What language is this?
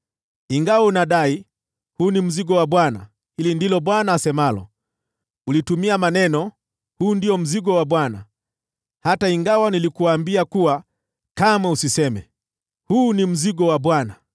Swahili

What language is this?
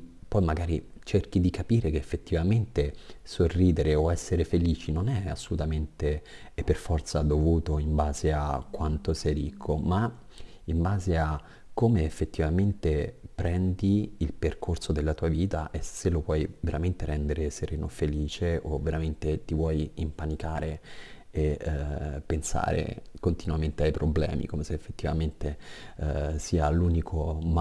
Italian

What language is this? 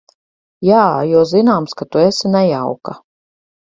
Latvian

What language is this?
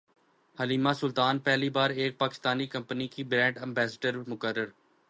Urdu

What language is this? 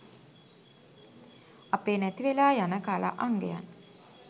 Sinhala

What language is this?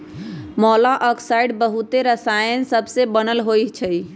Magahi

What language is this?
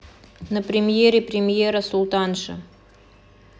Russian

